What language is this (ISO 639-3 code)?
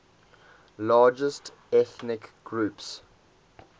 eng